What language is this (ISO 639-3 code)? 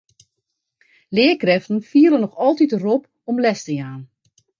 fry